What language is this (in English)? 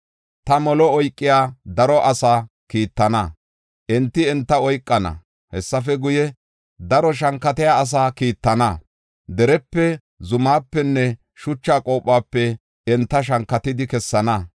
Gofa